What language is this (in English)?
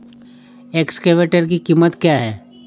Hindi